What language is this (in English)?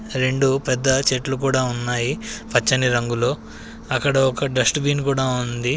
Telugu